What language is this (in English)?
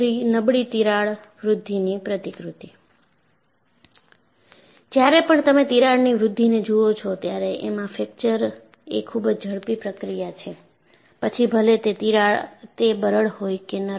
Gujarati